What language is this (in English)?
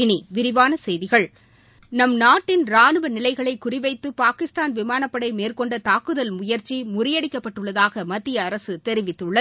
Tamil